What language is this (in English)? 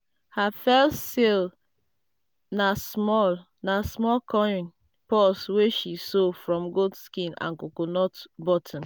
Nigerian Pidgin